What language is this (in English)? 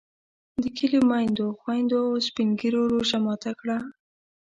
Pashto